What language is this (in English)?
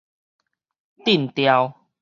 Min Nan Chinese